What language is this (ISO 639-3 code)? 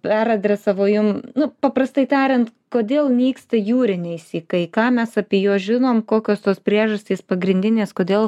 lit